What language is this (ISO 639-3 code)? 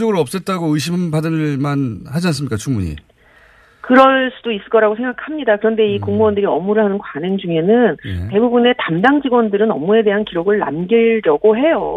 kor